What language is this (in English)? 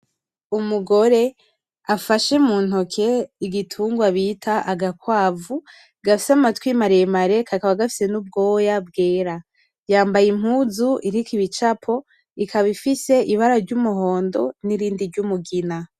Rundi